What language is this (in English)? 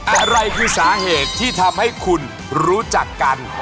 Thai